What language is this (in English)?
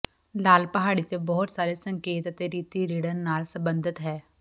Punjabi